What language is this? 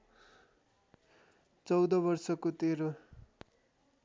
Nepali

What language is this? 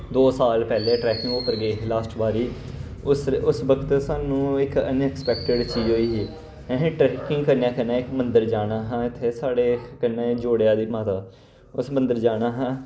Dogri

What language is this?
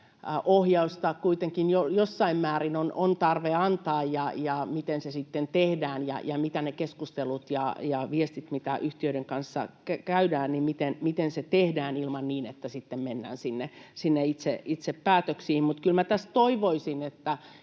Finnish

